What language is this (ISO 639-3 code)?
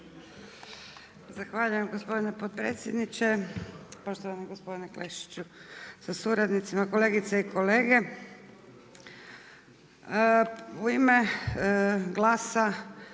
hrv